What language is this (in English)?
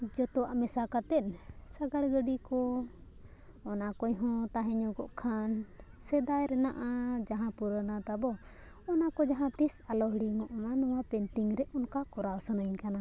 Santali